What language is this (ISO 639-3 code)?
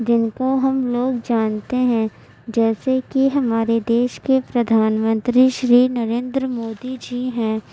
urd